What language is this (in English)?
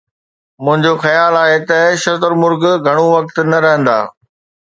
Sindhi